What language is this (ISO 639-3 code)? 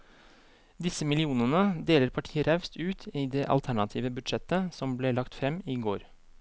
nor